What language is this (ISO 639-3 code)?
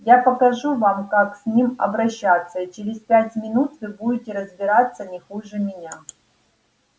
rus